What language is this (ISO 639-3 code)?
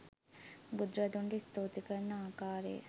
sin